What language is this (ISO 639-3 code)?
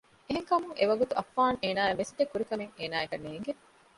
div